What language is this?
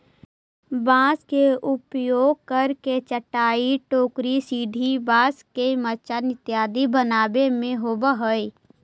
Magahi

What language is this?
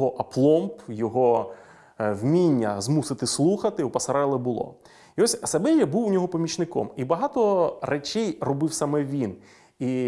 Ukrainian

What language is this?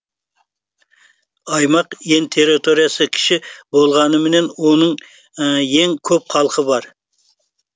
Kazakh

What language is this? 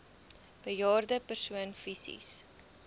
Afrikaans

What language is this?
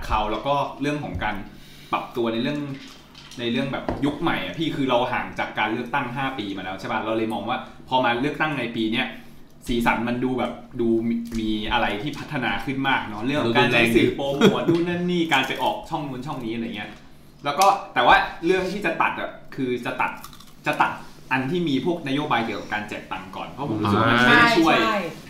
Thai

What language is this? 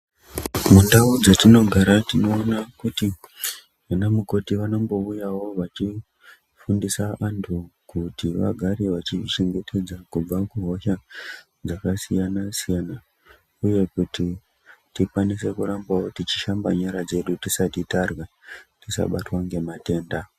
Ndau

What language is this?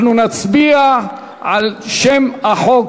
Hebrew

